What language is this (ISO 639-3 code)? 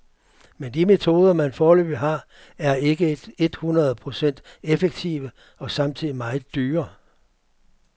dan